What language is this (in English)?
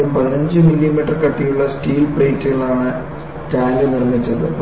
Malayalam